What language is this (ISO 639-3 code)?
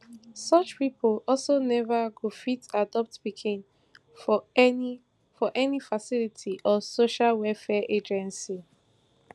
pcm